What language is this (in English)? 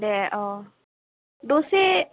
Bodo